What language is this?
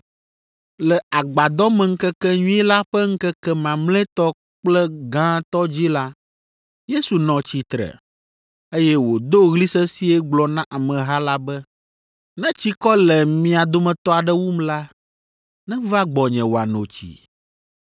Ewe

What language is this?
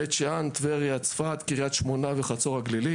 Hebrew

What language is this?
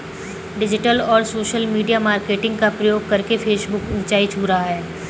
Hindi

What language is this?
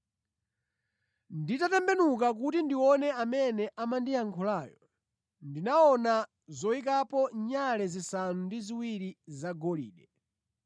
Nyanja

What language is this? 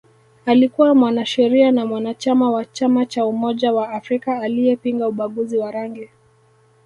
Swahili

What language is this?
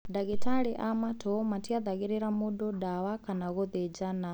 Kikuyu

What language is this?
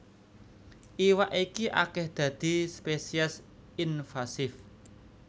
Javanese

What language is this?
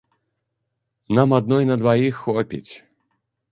Belarusian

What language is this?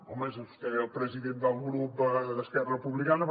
Catalan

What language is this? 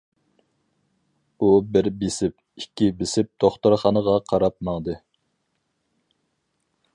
Uyghur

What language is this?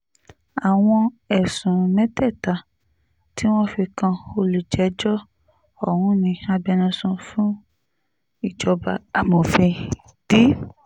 Yoruba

